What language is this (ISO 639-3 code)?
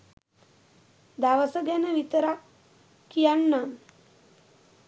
sin